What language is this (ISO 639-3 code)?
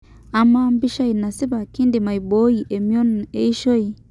mas